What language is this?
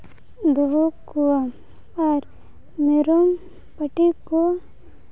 Santali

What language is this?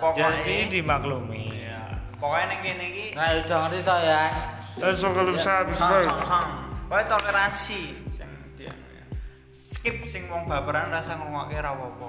Indonesian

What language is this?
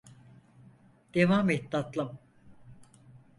Turkish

